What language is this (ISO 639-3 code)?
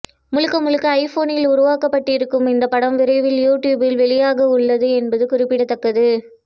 tam